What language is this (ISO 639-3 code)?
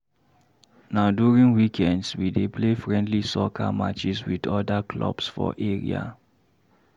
pcm